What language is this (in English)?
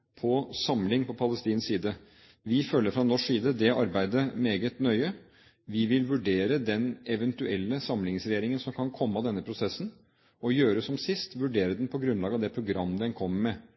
Norwegian Bokmål